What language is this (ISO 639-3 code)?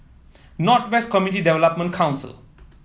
eng